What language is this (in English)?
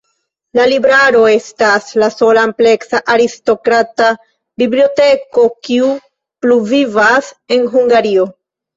Esperanto